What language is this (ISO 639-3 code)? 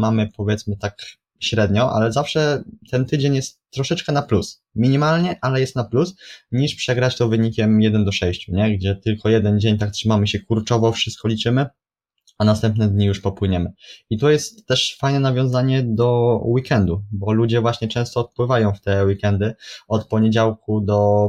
pol